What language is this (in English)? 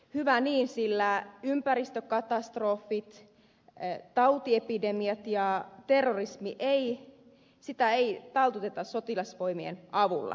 Finnish